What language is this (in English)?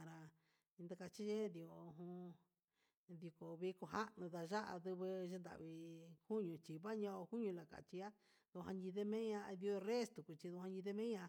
Huitepec Mixtec